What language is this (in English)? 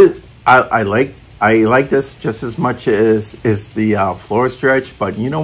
English